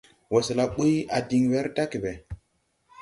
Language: Tupuri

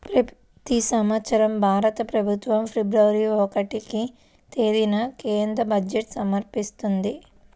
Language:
Telugu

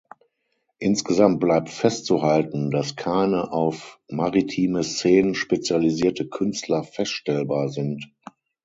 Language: German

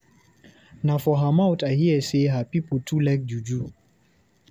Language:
Nigerian Pidgin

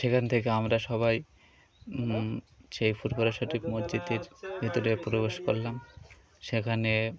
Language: Bangla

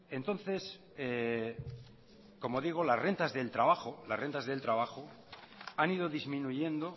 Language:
Spanish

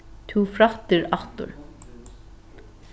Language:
Faroese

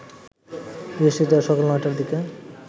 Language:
Bangla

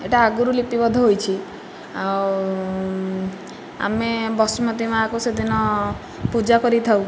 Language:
Odia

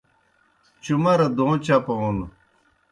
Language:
Kohistani Shina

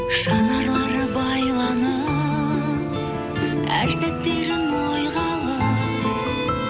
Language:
Kazakh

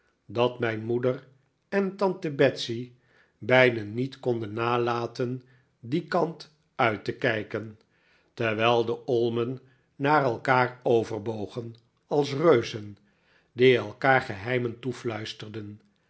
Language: Dutch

